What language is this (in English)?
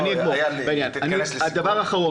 Hebrew